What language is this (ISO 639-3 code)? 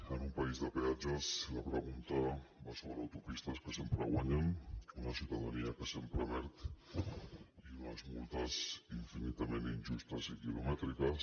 cat